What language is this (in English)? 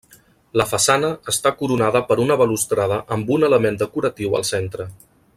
Catalan